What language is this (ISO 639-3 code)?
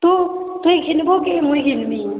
ori